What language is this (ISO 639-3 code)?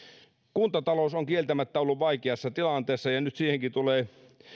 fin